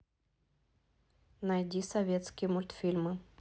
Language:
Russian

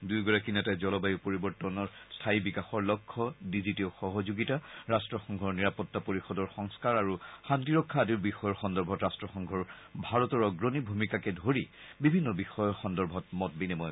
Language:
Assamese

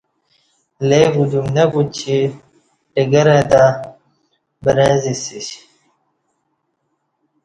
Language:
Kati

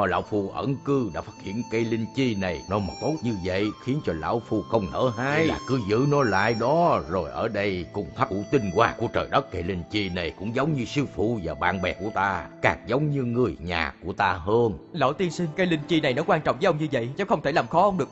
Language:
Vietnamese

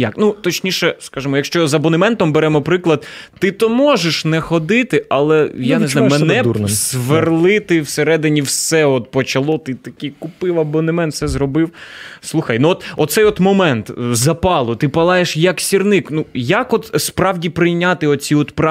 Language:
Ukrainian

